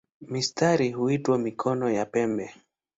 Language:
Swahili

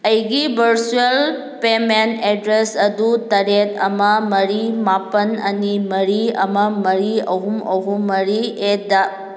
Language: Manipuri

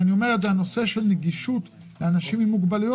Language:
Hebrew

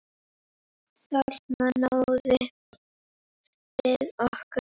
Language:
Icelandic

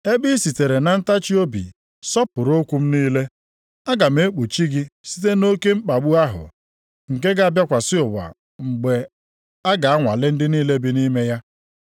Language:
Igbo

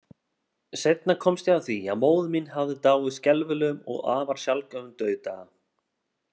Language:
Icelandic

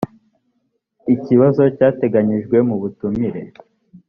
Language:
Kinyarwanda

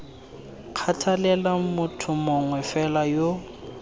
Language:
Tswana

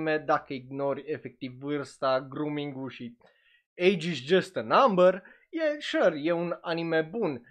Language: Romanian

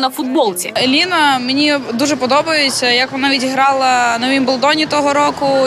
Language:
Ukrainian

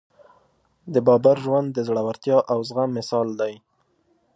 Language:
Pashto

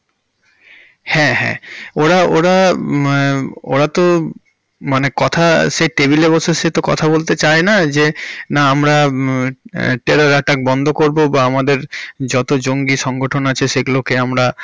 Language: Bangla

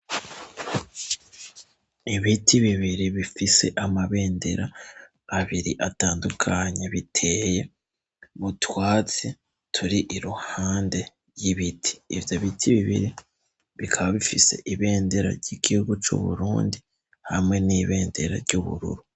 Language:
Rundi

